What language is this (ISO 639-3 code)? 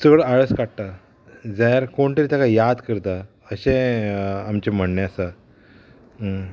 kok